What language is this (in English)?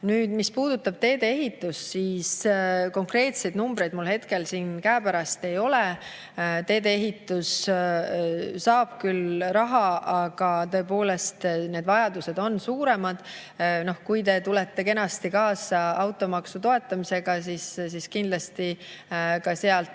Estonian